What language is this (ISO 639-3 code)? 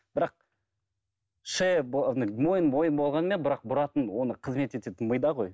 kaz